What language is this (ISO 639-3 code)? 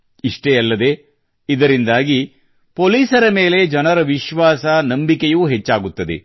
kan